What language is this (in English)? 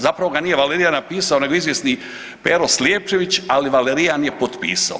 Croatian